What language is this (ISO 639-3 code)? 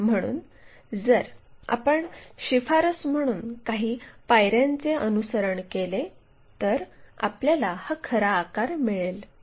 mar